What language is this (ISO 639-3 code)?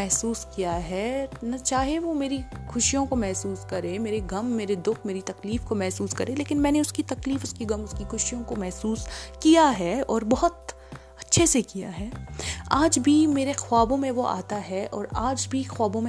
urd